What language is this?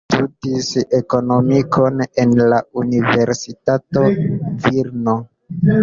Esperanto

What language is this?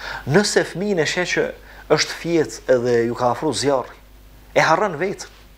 Romanian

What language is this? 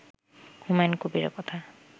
Bangla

